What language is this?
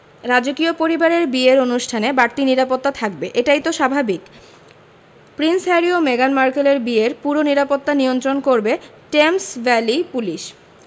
Bangla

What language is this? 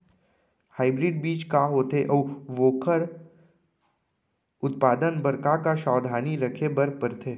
Chhattisgarhi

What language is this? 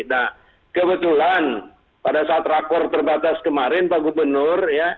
Indonesian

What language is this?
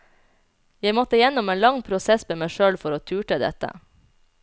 Norwegian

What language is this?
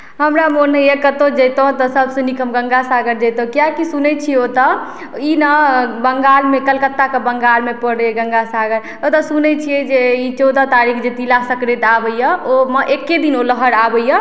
Maithili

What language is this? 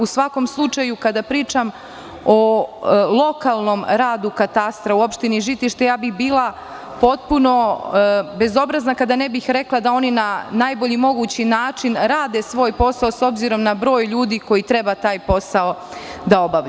Serbian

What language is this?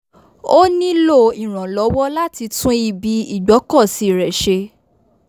Yoruba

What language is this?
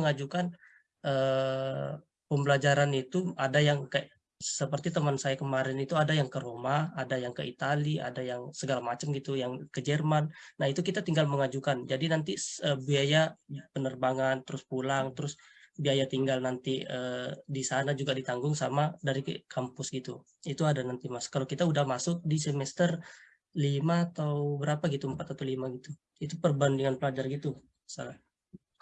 Indonesian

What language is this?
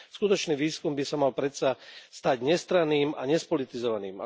Slovak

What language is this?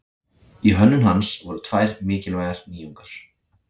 Icelandic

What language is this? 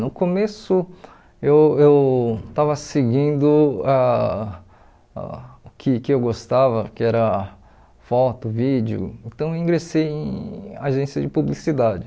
Portuguese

